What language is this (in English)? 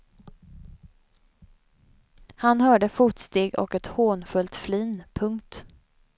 Swedish